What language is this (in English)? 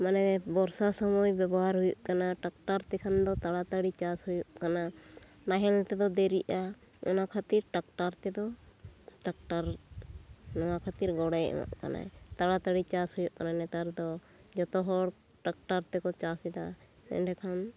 Santali